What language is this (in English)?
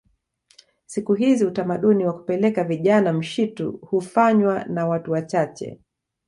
Swahili